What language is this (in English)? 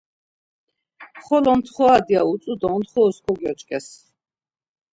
Laz